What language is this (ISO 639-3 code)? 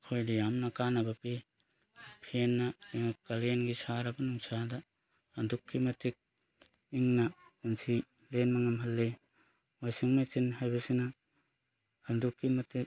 mni